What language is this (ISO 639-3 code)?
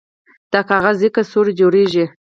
pus